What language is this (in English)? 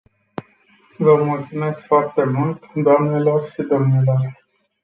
Romanian